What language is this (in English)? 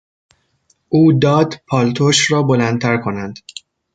Persian